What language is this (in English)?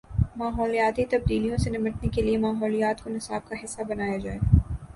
Urdu